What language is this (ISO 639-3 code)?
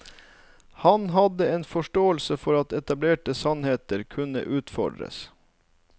nor